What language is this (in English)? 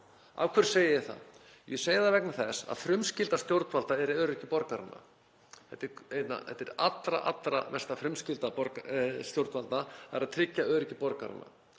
Icelandic